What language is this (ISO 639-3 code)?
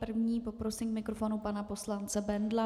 ces